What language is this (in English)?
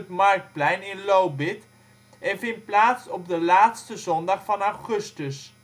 Dutch